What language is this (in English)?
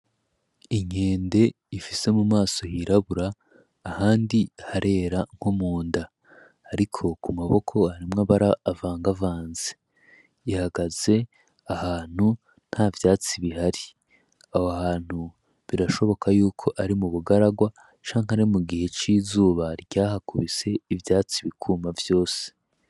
Rundi